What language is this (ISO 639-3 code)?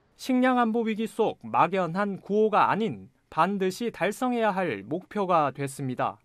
kor